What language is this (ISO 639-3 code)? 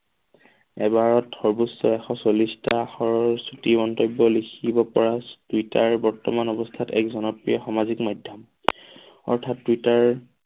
asm